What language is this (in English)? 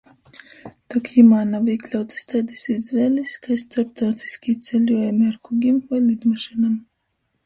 Latgalian